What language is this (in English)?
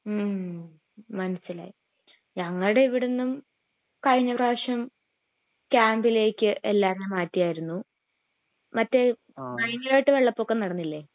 Malayalam